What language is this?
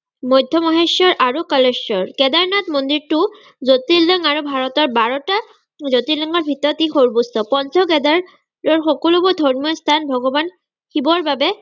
Assamese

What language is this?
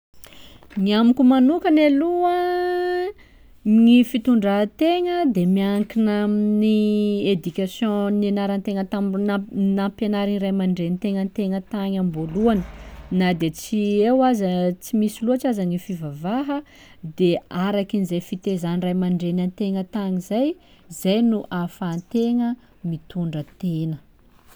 Sakalava Malagasy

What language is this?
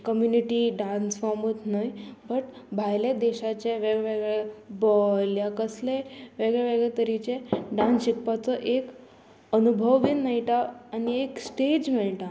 Konkani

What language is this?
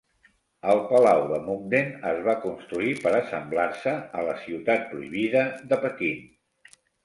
Catalan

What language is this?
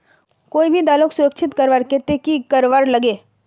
Magahi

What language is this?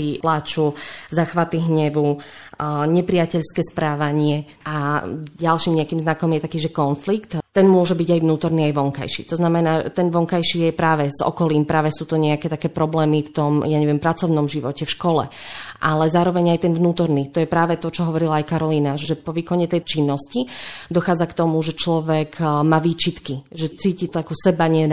Slovak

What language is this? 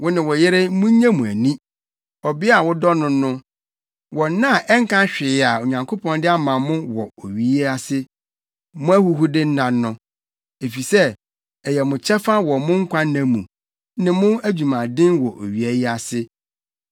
Akan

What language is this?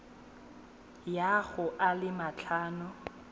Tswana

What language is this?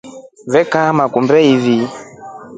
Rombo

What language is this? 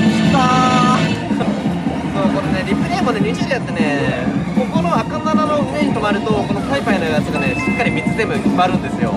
Japanese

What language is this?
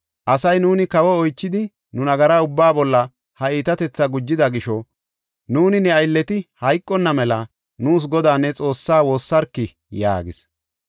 Gofa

